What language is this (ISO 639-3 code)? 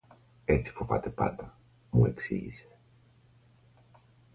ell